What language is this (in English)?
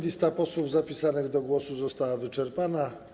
Polish